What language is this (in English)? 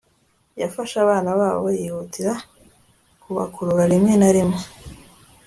Kinyarwanda